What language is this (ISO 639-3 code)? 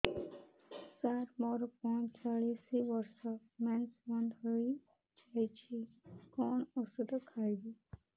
ori